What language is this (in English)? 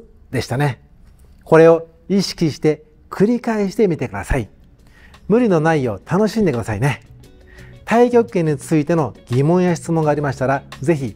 Japanese